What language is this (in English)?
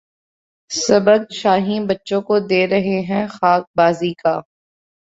Urdu